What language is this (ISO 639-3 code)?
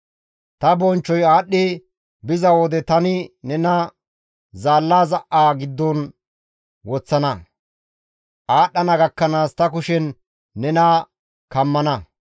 gmv